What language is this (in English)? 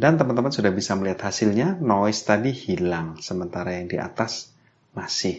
Indonesian